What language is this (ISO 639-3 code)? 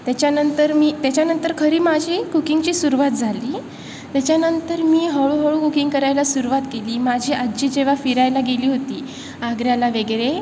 mar